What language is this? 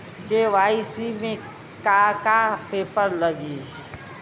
Bhojpuri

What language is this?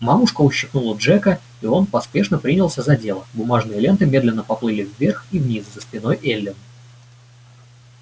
Russian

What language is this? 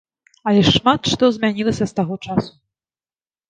Belarusian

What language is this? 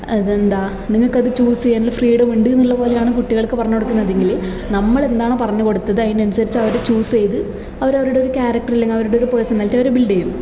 Malayalam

